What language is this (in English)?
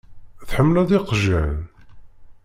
Kabyle